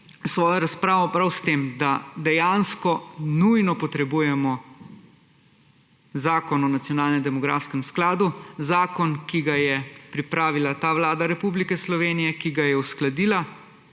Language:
Slovenian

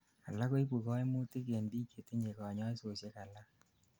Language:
Kalenjin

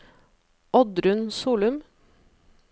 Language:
Norwegian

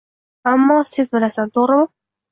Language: Uzbek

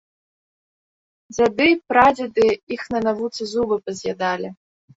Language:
Belarusian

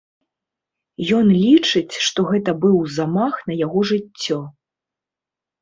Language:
Belarusian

